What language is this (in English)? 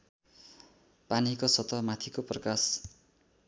Nepali